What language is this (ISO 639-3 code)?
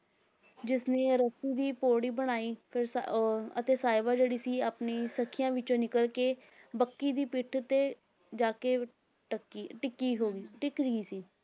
pan